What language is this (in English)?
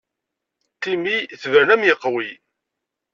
Kabyle